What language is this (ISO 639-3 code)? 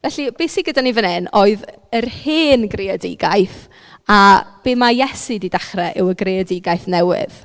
cym